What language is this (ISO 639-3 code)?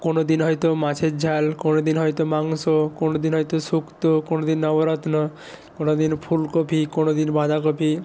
ben